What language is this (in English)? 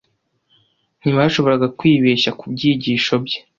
Kinyarwanda